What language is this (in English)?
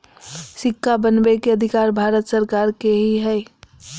Magahi